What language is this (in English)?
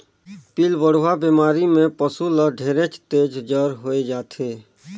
Chhattisgarhi